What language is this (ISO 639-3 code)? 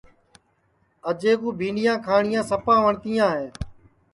ssi